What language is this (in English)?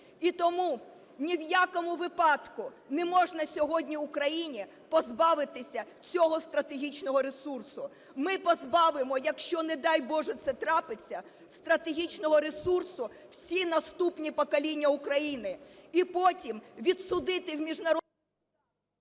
Ukrainian